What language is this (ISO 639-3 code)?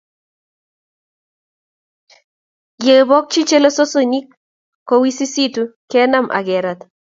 kln